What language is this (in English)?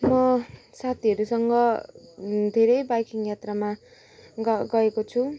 Nepali